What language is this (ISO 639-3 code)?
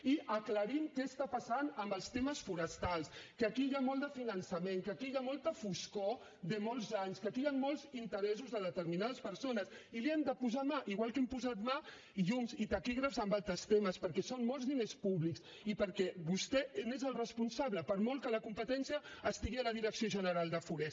cat